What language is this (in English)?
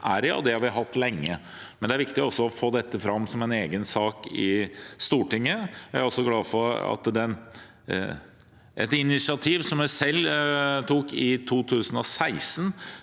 Norwegian